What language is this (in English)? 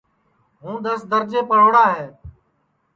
Sansi